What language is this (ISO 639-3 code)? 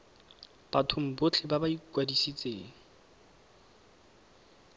tsn